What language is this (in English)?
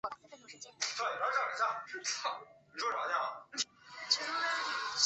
Chinese